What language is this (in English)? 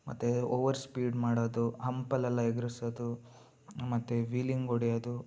Kannada